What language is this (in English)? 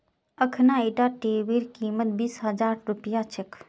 Magahi